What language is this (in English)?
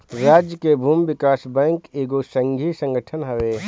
Bhojpuri